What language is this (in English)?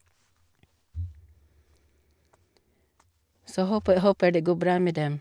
Norwegian